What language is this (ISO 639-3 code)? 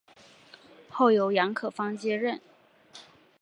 zho